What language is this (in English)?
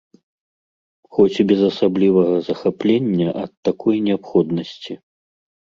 Belarusian